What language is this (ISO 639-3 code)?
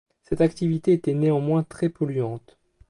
fra